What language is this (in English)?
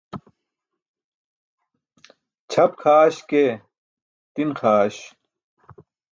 Burushaski